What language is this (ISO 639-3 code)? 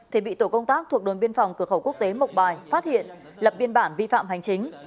vie